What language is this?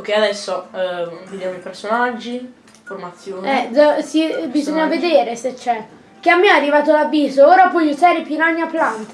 Italian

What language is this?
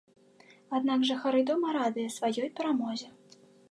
Belarusian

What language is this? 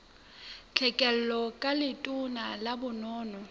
Southern Sotho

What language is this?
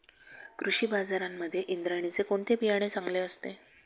Marathi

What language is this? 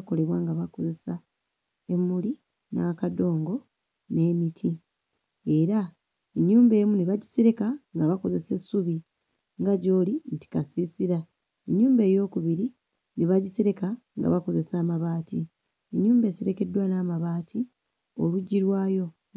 Ganda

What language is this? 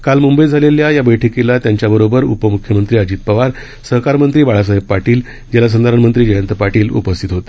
Marathi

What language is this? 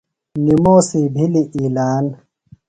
Phalura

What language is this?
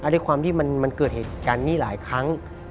Thai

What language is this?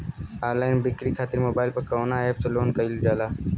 Bhojpuri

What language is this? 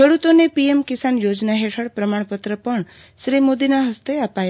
Gujarati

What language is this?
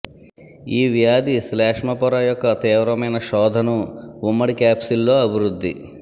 Telugu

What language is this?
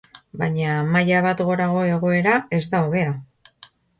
Basque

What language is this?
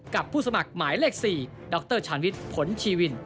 Thai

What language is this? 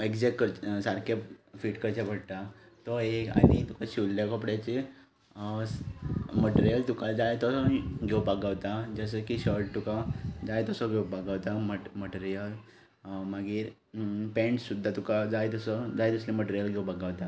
Konkani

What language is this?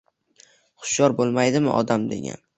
Uzbek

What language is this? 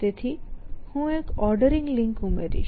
Gujarati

